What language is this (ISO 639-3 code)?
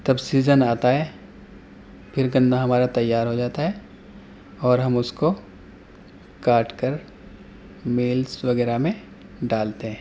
urd